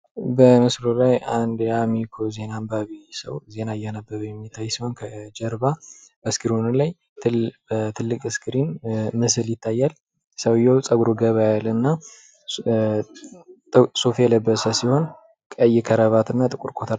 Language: Amharic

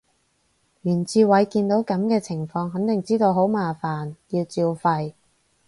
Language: Cantonese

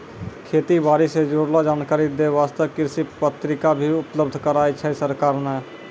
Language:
Maithili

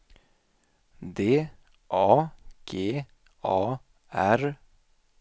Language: Swedish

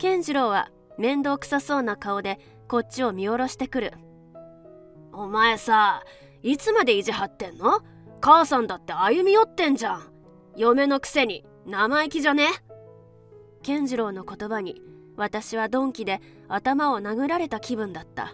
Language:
Japanese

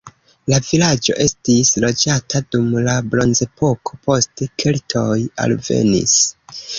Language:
Esperanto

